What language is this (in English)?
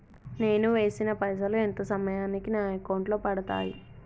Telugu